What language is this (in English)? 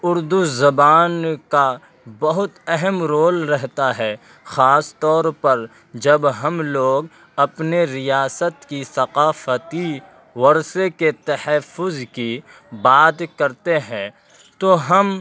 Urdu